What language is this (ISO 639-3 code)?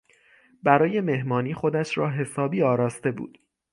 fas